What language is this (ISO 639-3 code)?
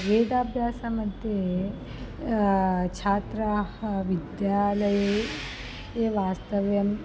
san